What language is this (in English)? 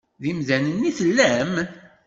Kabyle